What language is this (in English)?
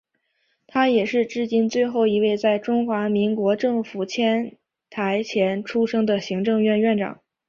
Chinese